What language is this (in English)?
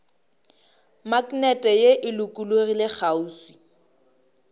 Northern Sotho